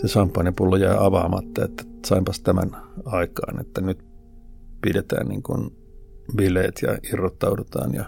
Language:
Finnish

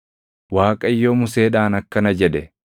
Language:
Oromo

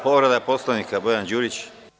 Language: Serbian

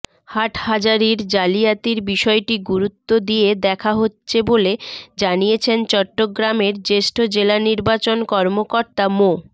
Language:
Bangla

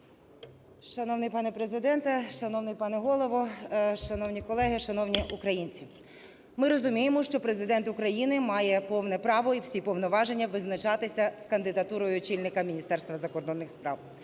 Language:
Ukrainian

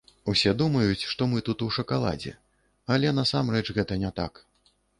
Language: Belarusian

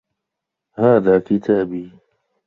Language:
Arabic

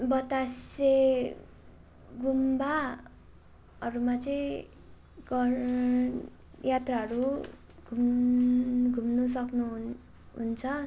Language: Nepali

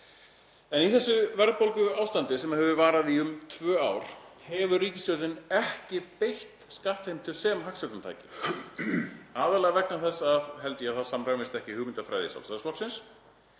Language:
Icelandic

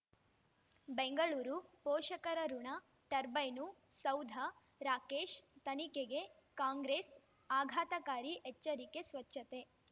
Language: Kannada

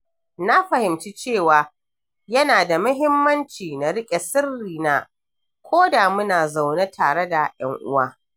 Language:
Hausa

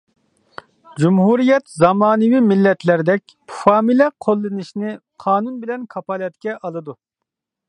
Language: Uyghur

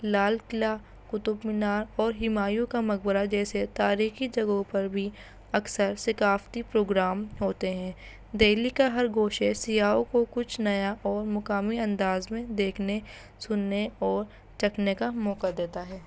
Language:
Urdu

